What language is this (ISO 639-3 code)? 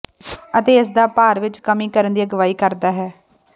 pan